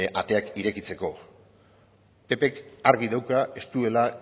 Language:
Basque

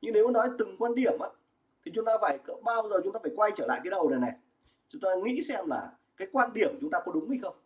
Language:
Vietnamese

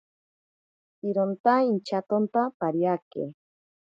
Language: Ashéninka Perené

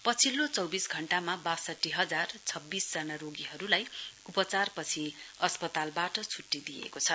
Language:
Nepali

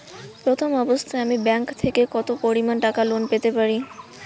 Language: Bangla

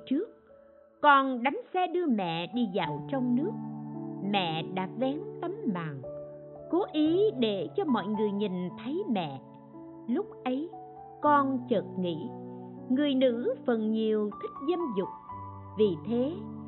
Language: Vietnamese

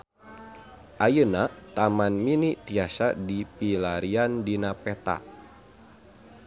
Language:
Sundanese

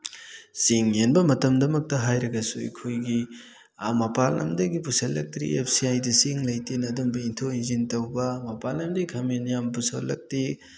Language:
Manipuri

